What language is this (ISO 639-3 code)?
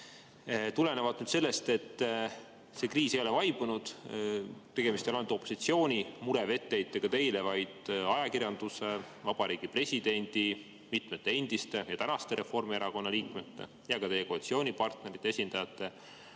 est